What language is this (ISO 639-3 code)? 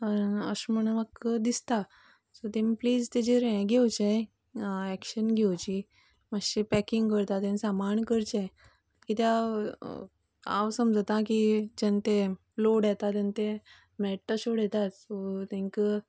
kok